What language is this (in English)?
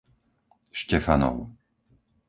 Slovak